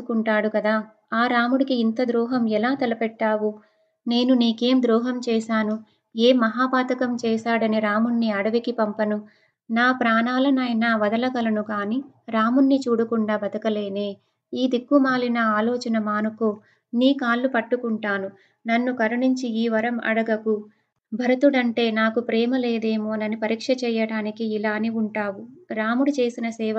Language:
Telugu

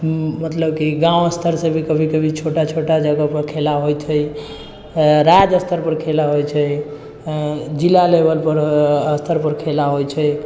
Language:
Maithili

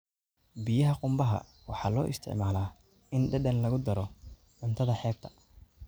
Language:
Somali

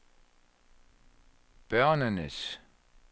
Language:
Danish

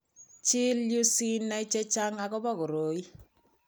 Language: Kalenjin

